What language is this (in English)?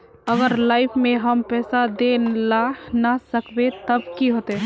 Magahi